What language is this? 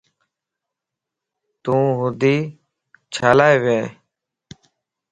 Lasi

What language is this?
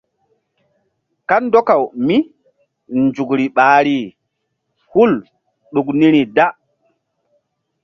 Mbum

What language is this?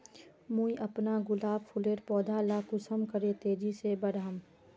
Magahi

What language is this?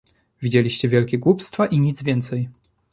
Polish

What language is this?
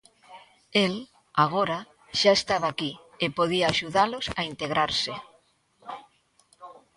Galician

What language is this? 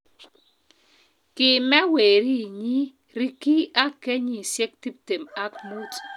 Kalenjin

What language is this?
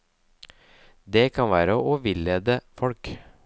Norwegian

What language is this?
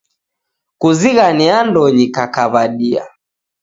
Taita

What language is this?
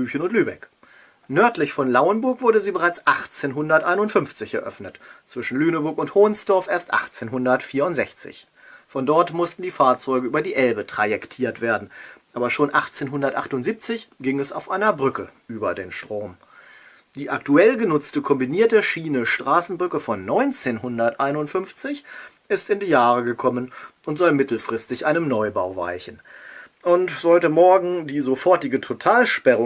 German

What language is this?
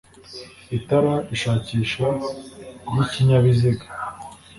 Kinyarwanda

